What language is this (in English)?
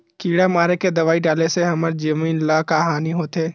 Chhattisgarhi